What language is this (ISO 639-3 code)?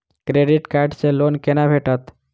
mai